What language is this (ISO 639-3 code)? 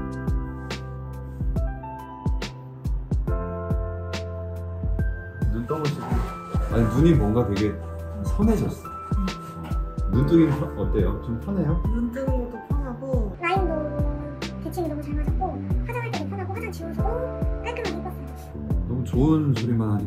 kor